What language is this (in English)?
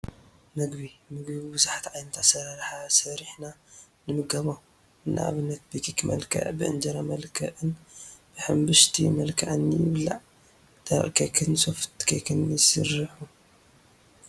Tigrinya